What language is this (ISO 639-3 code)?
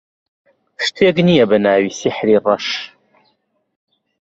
ckb